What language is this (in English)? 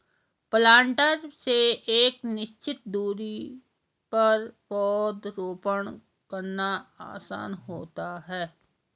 Hindi